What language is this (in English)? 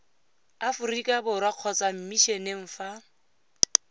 Tswana